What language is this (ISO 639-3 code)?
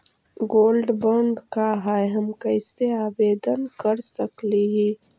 mag